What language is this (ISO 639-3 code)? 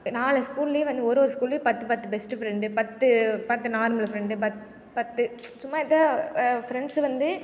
tam